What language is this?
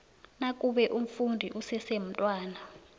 South Ndebele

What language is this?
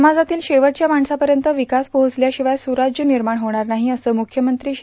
Marathi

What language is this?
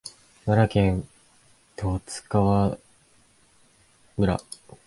Japanese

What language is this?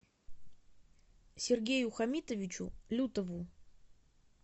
Russian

